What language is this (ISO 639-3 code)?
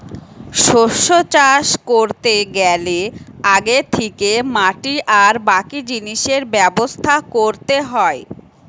ben